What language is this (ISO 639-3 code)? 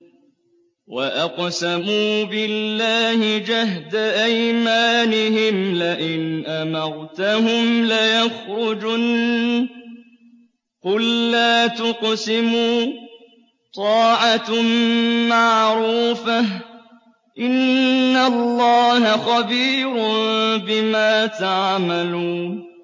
ara